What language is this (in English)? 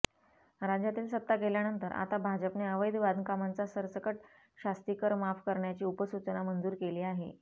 Marathi